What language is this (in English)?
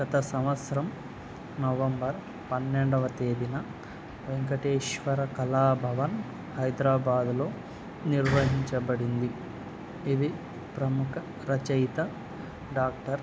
Telugu